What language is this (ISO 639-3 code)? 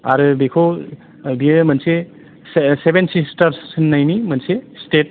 brx